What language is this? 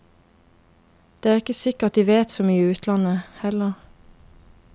Norwegian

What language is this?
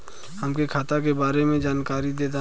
Bhojpuri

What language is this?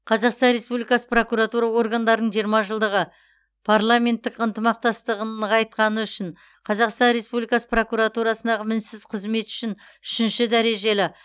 Kazakh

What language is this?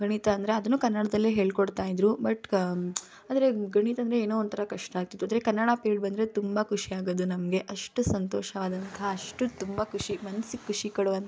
Kannada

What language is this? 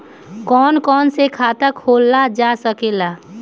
Bhojpuri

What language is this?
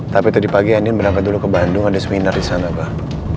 Indonesian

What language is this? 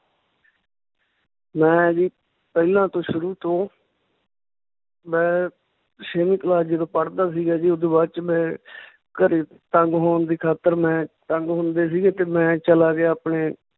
Punjabi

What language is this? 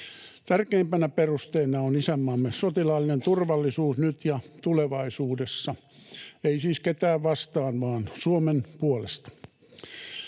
Finnish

